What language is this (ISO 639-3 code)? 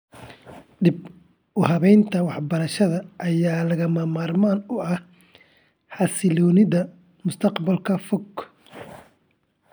som